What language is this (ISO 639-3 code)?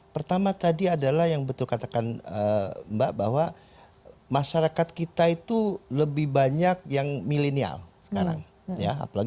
ind